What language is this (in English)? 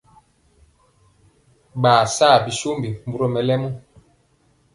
Mpiemo